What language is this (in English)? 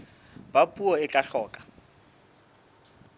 Southern Sotho